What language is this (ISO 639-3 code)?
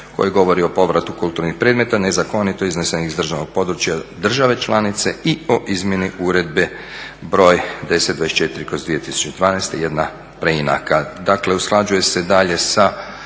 hrv